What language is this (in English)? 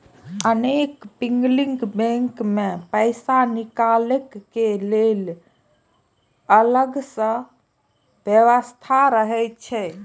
Maithili